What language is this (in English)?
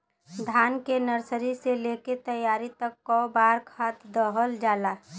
Bhojpuri